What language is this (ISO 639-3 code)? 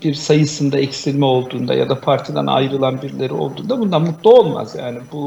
tur